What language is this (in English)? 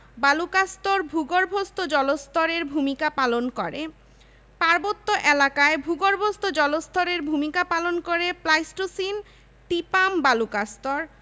Bangla